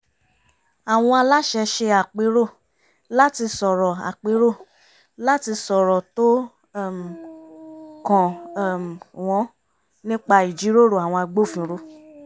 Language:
Yoruba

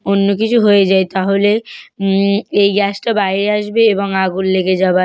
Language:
Bangla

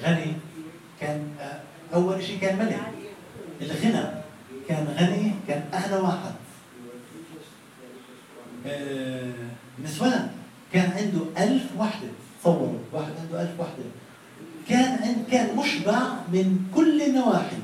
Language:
Arabic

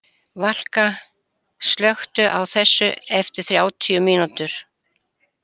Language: Icelandic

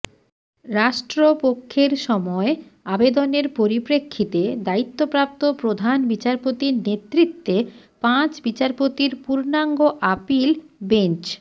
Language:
Bangla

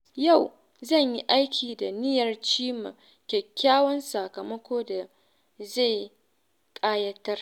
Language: Hausa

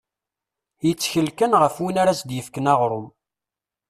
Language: Kabyle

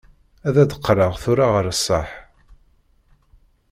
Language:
Kabyle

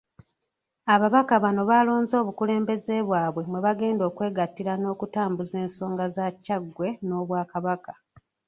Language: Ganda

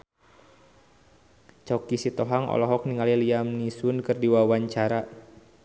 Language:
Sundanese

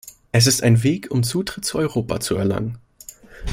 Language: German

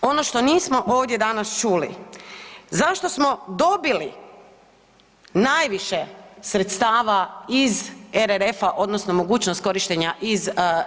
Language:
Croatian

